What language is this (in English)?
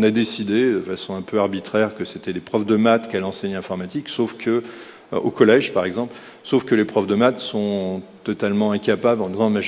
French